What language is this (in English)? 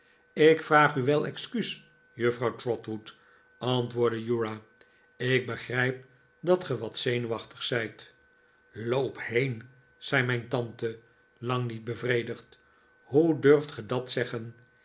Dutch